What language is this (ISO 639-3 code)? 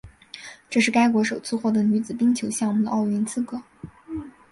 zho